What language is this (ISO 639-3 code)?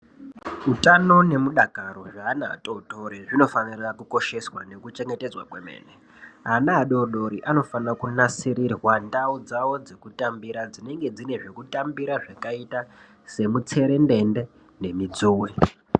ndc